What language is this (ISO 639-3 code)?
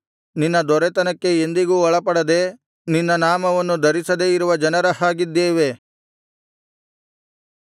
kan